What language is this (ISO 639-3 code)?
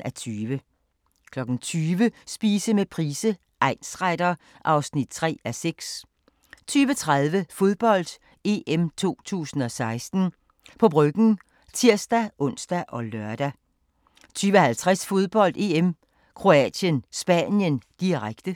dan